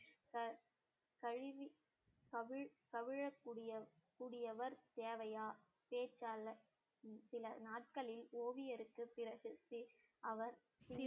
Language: Tamil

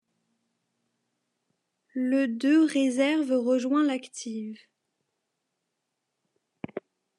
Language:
French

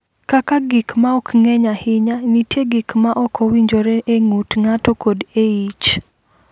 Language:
Luo (Kenya and Tanzania)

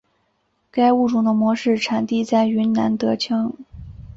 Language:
Chinese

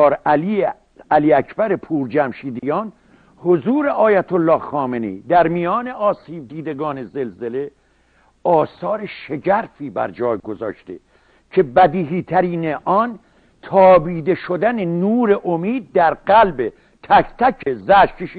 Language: Persian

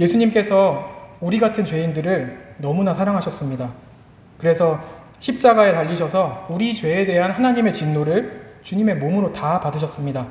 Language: Korean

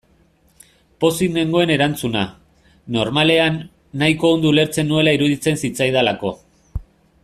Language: Basque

